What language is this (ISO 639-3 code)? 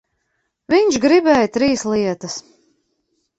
lav